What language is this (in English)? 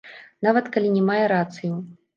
Belarusian